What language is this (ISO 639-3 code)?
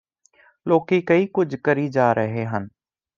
pan